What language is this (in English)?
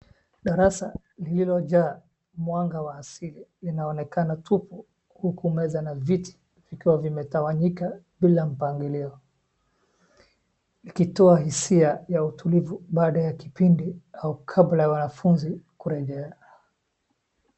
Swahili